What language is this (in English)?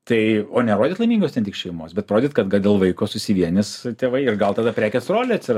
Lithuanian